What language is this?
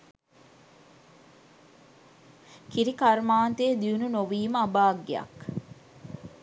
Sinhala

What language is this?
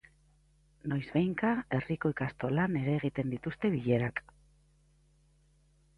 Basque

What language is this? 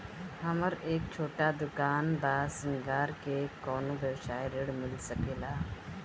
Bhojpuri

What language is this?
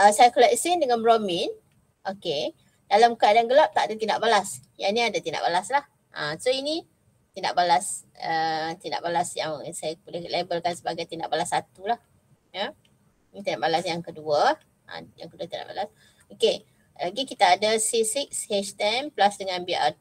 Malay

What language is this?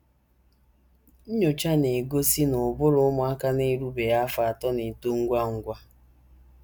Igbo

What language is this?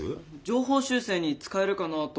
Japanese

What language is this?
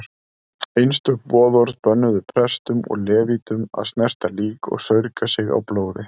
Icelandic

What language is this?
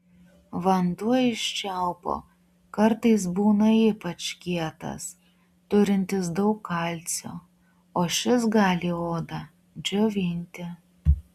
Lithuanian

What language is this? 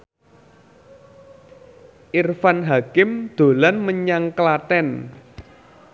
Javanese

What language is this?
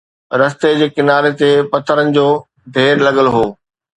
Sindhi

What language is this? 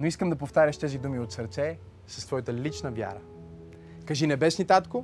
Bulgarian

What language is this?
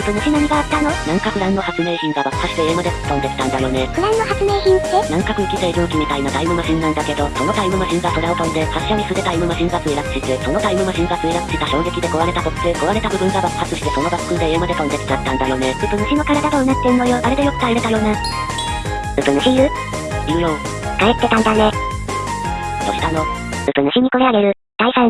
Japanese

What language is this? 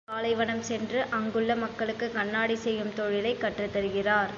Tamil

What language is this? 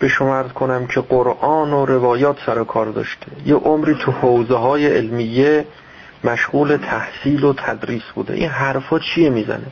Persian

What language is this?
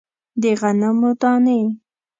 Pashto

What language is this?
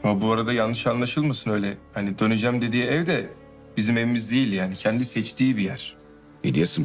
Turkish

